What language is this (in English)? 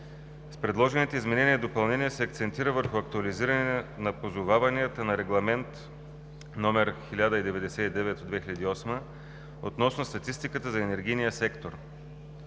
Bulgarian